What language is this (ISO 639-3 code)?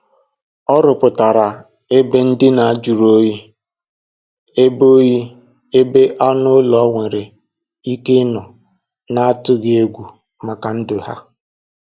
ibo